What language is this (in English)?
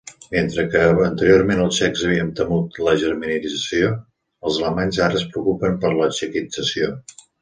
Catalan